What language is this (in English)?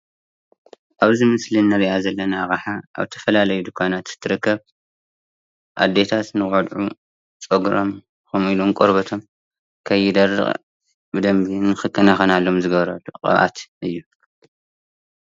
Tigrinya